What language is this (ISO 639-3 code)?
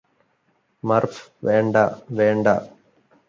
mal